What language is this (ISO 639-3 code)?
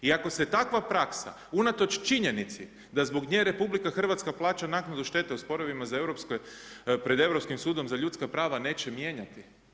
hrv